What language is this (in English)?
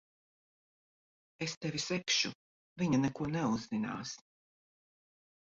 Latvian